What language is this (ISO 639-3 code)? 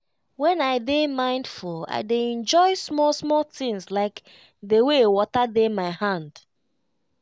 pcm